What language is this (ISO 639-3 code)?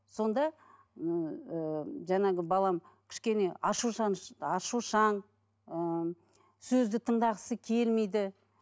kaz